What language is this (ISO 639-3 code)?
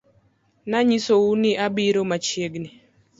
luo